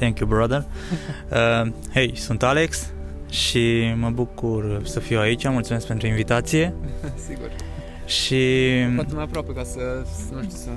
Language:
Romanian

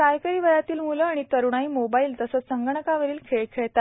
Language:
Marathi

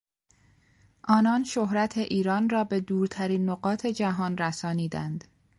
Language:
Persian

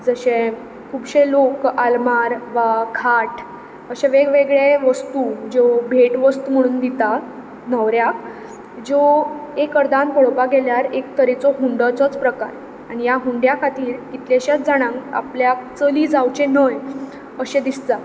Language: Konkani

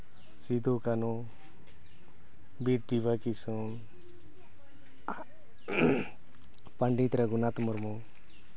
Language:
Santali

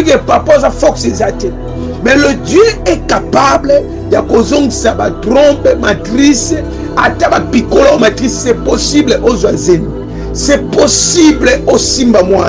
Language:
French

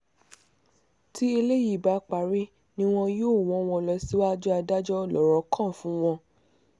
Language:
Yoruba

